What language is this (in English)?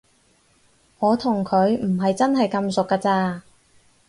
Cantonese